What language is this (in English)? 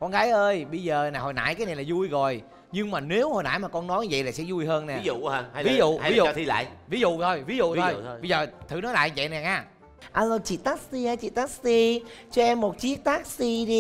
Vietnamese